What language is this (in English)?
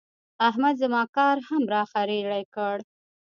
Pashto